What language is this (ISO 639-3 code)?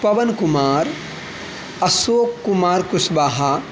mai